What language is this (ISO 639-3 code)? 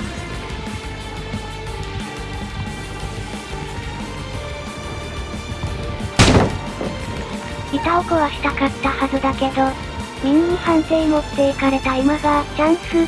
jpn